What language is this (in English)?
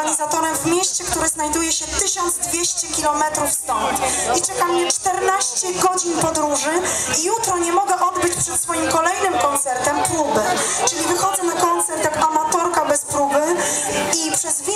Polish